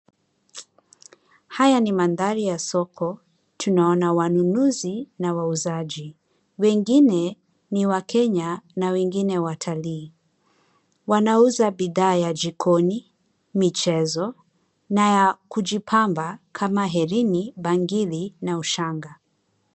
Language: Swahili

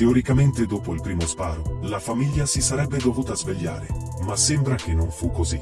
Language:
Italian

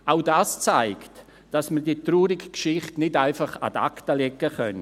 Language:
Swiss German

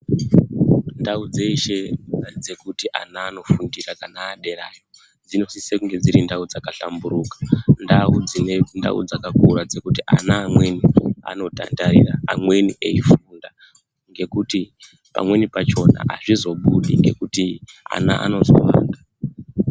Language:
Ndau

